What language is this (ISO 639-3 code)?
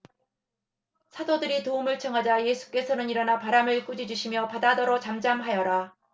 kor